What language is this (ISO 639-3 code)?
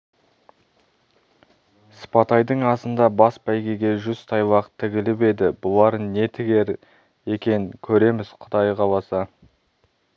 kaz